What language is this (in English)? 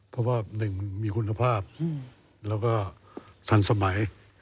Thai